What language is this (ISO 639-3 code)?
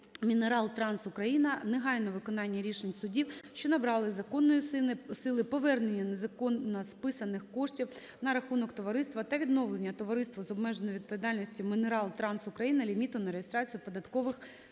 ukr